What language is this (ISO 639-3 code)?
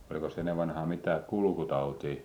fin